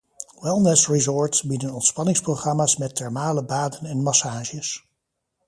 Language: Dutch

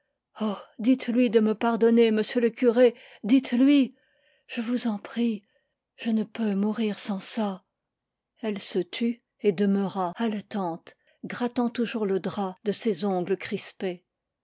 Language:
French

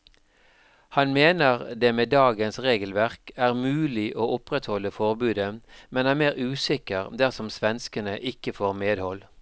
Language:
Norwegian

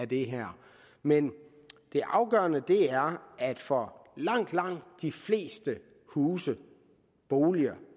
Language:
Danish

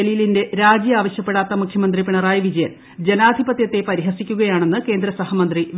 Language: Malayalam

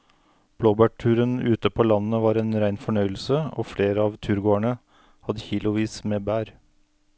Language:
Norwegian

